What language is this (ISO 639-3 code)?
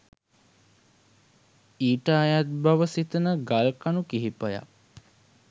sin